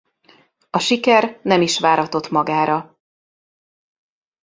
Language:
Hungarian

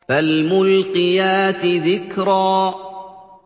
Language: Arabic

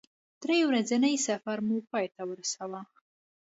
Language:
Pashto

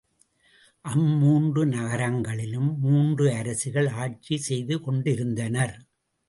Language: Tamil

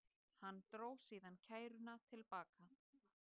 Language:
Icelandic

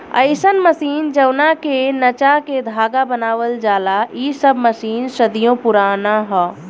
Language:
Bhojpuri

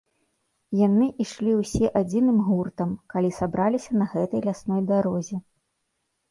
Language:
Belarusian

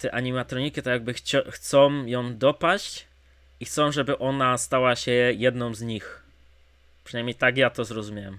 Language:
Polish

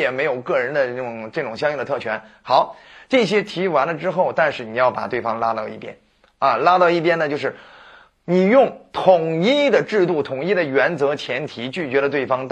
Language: Chinese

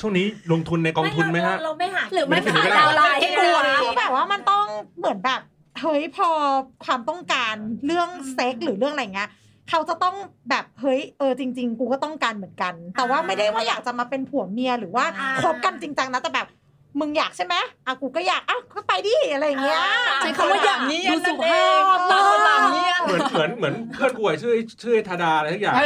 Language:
Thai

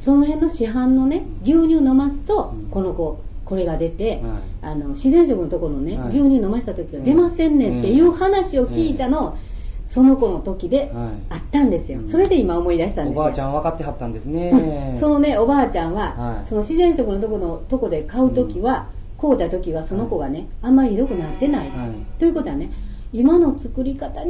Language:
Japanese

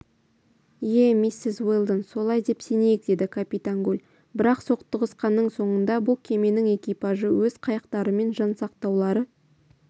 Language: Kazakh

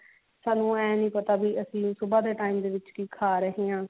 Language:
Punjabi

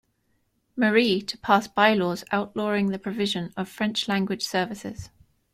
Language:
English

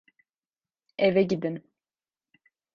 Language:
Turkish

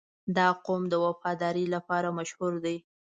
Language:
Pashto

